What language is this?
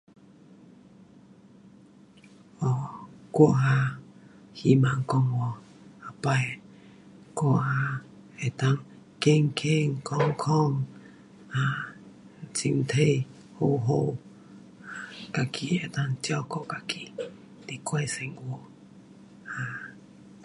Pu-Xian Chinese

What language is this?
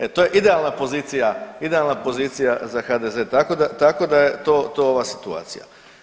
Croatian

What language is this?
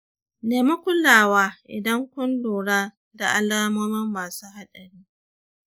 Hausa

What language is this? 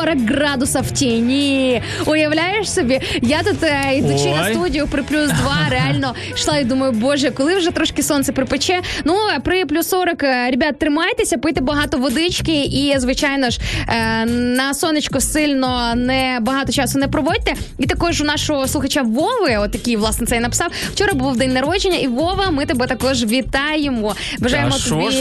Ukrainian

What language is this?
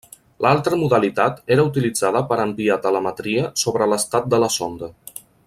Catalan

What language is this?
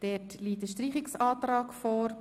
Swiss German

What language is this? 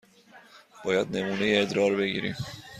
Persian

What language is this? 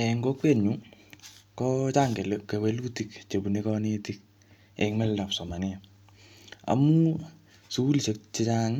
Kalenjin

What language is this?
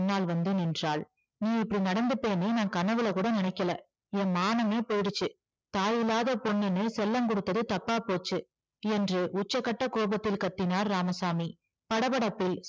Tamil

